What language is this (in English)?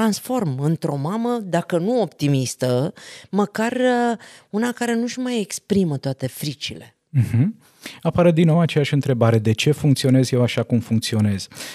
Romanian